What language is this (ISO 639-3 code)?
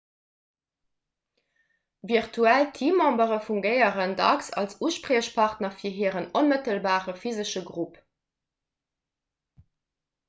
ltz